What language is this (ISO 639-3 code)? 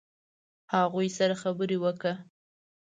pus